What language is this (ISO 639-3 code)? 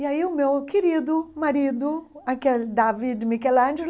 por